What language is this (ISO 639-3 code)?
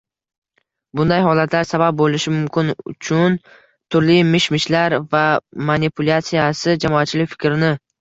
uzb